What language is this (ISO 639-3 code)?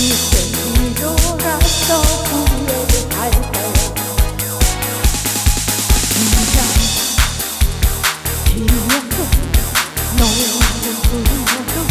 kor